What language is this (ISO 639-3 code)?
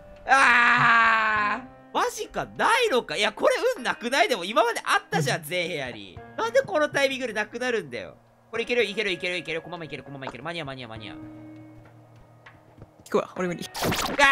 jpn